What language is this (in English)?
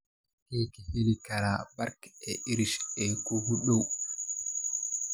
Somali